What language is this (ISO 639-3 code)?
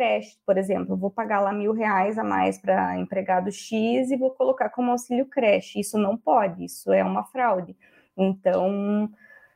por